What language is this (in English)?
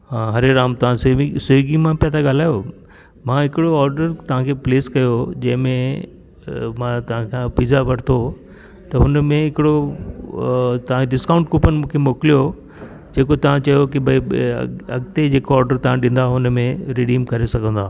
Sindhi